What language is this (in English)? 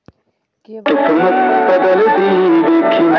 Magahi